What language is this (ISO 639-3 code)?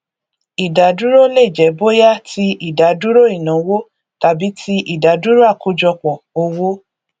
yor